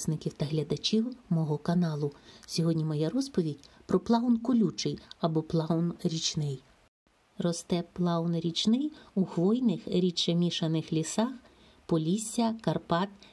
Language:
Ukrainian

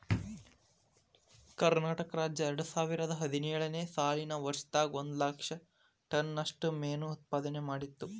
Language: Kannada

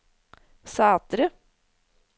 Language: Norwegian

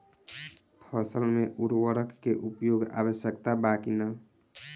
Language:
Bhojpuri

